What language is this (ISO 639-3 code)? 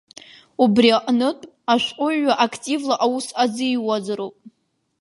abk